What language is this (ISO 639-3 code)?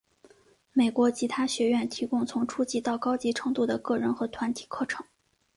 zho